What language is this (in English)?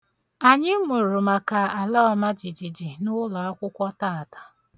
Igbo